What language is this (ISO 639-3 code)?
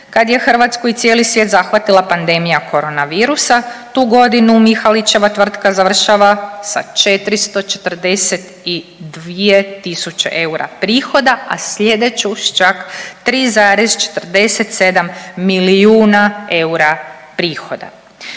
hrv